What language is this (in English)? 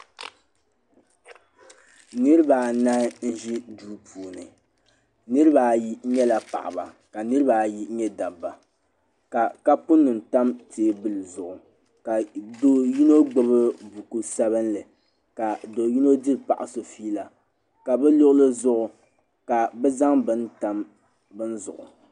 Dagbani